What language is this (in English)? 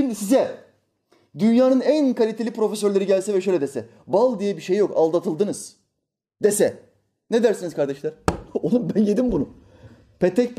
Turkish